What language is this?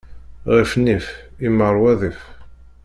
Kabyle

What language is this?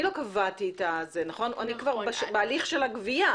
Hebrew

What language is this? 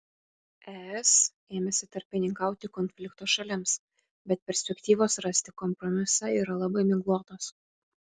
Lithuanian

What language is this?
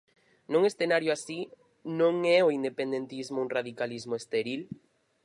Galician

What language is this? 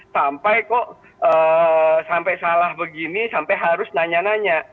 Indonesian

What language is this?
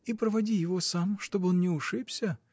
Russian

